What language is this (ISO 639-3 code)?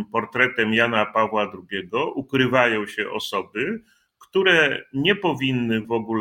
pol